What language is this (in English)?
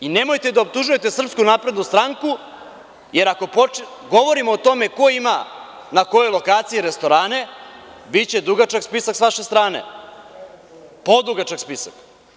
Serbian